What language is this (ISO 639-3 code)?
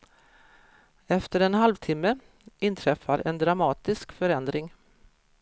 swe